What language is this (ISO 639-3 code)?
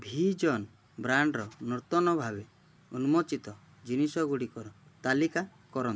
ori